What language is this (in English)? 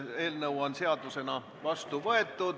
Estonian